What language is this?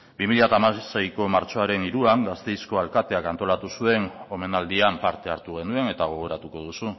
Basque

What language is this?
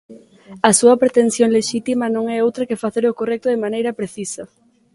Galician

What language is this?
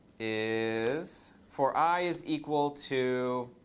English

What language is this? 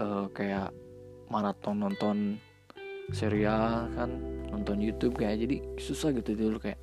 Indonesian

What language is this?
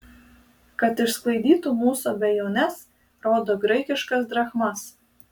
Lithuanian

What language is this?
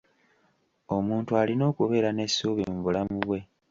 Ganda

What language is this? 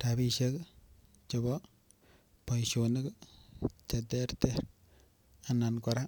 Kalenjin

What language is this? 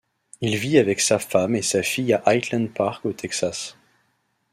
French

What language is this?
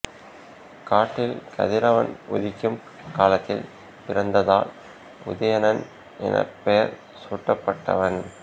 Tamil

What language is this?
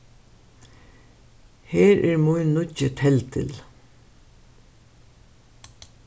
Faroese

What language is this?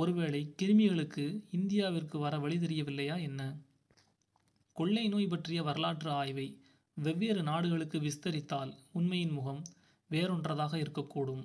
Tamil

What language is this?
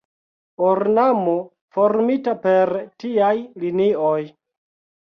Esperanto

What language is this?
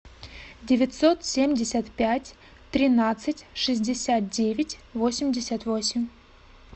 Russian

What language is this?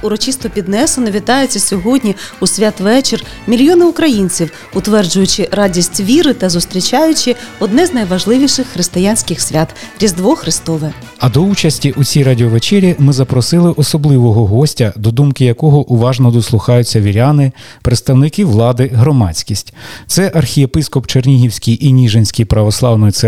Ukrainian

